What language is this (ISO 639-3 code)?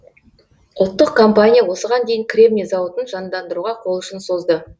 kaz